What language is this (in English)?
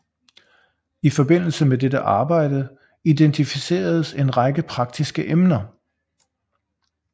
Danish